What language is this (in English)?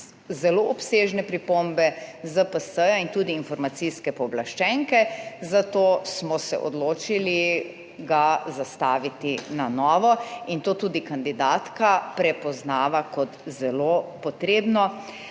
Slovenian